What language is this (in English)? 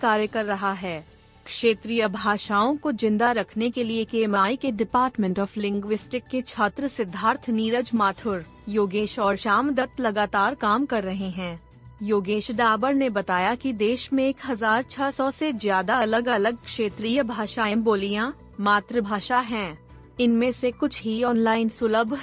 Hindi